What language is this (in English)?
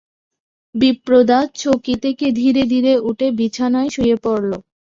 Bangla